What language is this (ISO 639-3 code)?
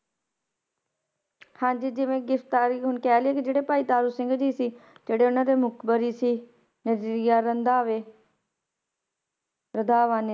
pan